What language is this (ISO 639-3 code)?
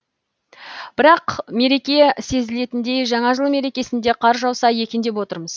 kaz